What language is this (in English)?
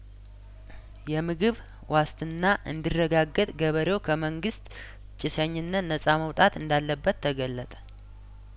Amharic